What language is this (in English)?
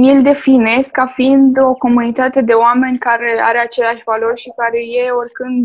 Romanian